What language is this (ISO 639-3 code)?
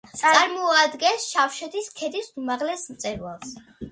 kat